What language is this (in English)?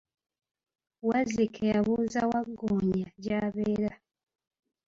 Ganda